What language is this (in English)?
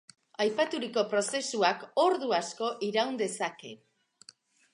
Basque